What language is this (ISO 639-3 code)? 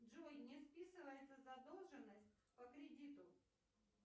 rus